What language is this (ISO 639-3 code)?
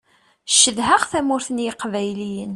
kab